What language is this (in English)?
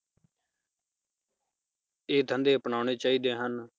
Punjabi